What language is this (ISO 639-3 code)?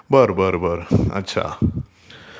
mar